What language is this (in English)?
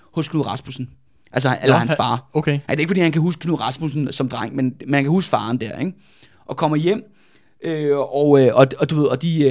Danish